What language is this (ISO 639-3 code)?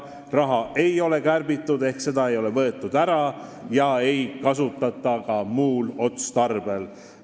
est